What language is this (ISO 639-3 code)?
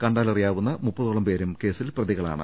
mal